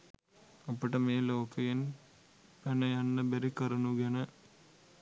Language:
Sinhala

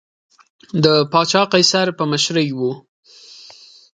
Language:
Pashto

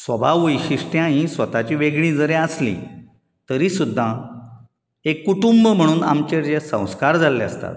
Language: Konkani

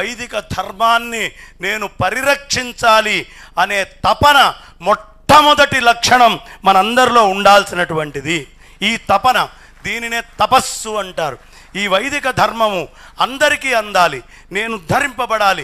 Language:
Telugu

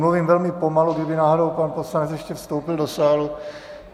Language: Czech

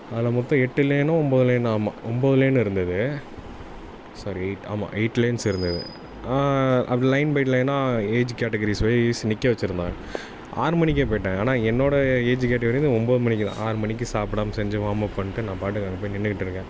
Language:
Tamil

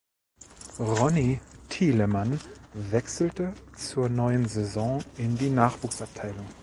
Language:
German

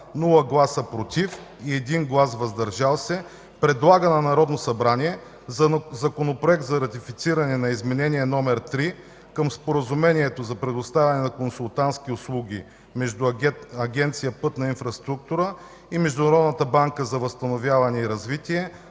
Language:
Bulgarian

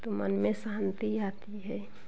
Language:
Hindi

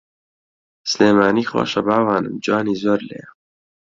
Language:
Central Kurdish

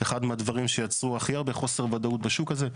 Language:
Hebrew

